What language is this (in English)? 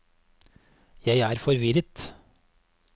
Norwegian